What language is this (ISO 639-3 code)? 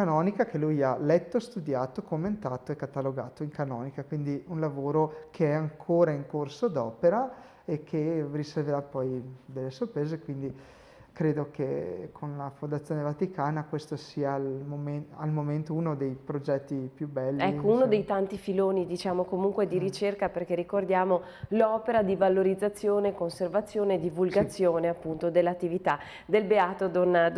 ita